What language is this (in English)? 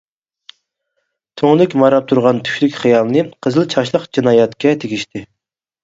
Uyghur